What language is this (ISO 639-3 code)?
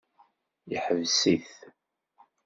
kab